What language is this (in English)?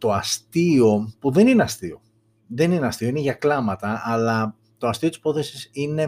Greek